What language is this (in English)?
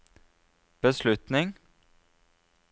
Norwegian